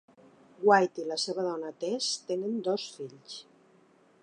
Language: Catalan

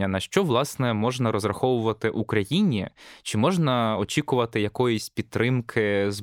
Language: Ukrainian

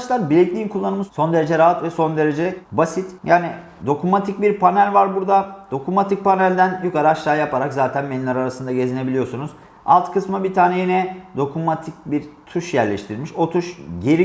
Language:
Turkish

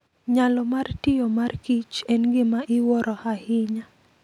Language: Luo (Kenya and Tanzania)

